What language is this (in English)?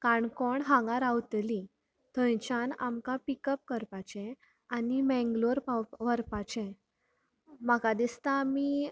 Konkani